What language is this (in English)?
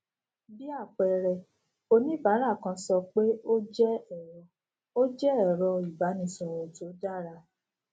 Yoruba